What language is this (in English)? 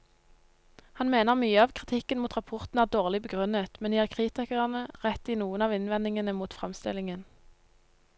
Norwegian